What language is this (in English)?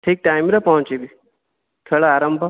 Odia